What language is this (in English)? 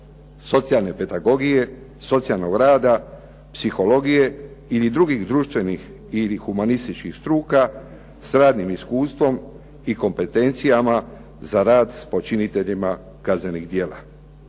Croatian